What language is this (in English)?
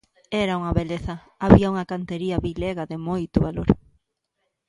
Galician